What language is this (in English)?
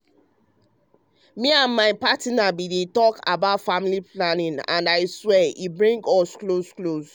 Nigerian Pidgin